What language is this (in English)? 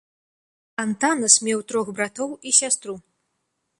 Belarusian